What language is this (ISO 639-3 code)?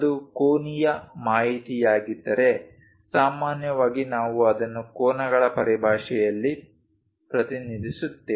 kan